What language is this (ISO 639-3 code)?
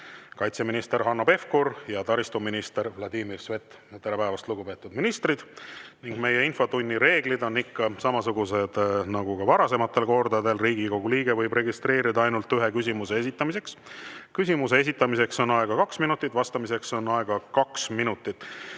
est